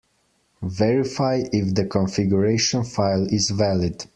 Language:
English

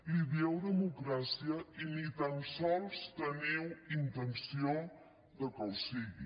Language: Catalan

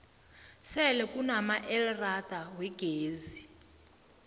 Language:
South Ndebele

